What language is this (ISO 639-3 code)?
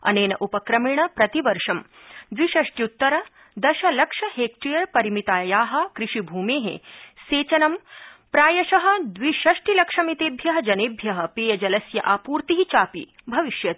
san